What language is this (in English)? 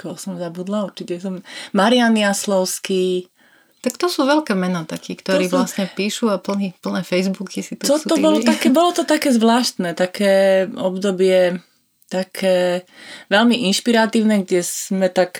Slovak